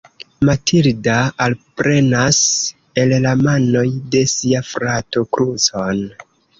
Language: Esperanto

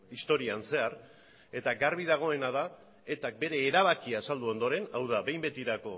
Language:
Basque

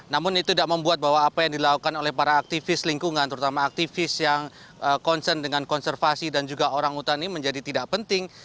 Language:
Indonesian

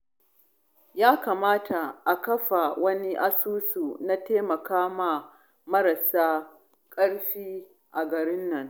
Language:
Hausa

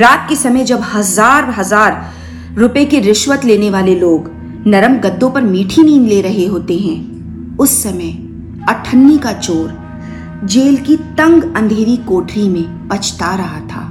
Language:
Hindi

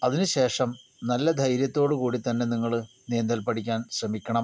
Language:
Malayalam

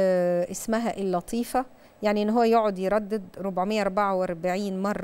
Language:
Arabic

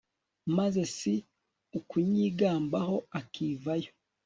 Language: Kinyarwanda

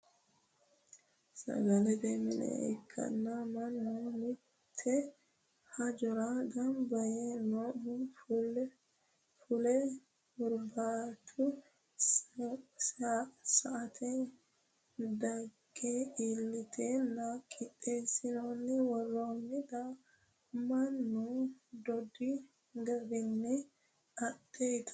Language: Sidamo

